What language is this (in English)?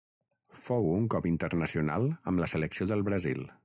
Catalan